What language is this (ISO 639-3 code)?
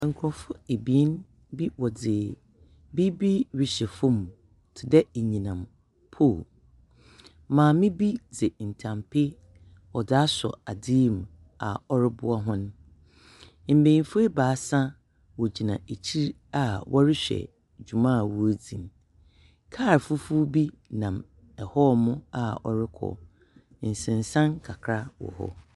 aka